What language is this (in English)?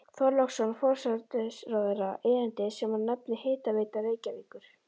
Icelandic